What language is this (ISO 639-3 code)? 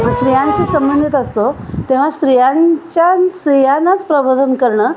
mar